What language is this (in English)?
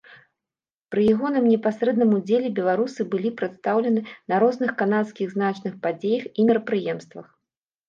Belarusian